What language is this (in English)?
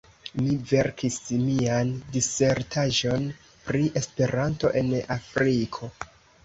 Esperanto